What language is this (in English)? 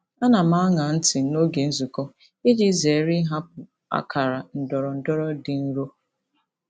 Igbo